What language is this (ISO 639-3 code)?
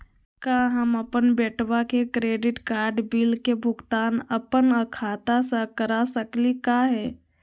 mag